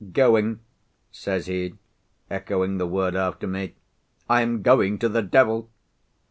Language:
English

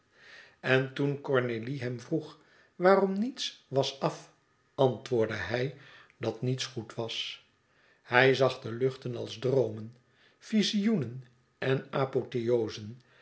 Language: Dutch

